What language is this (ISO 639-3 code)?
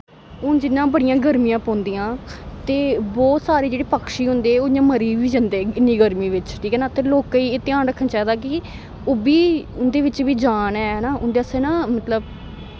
doi